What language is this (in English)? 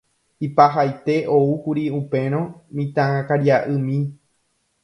Guarani